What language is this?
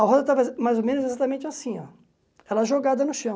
Portuguese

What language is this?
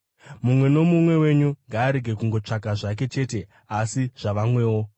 Shona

